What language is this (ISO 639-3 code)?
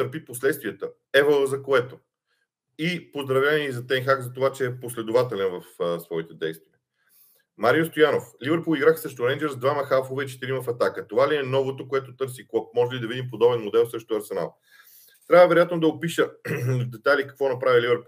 bul